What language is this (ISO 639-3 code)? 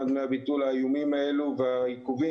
heb